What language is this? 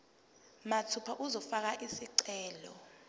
Zulu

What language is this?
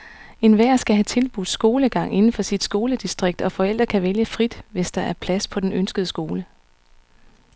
Danish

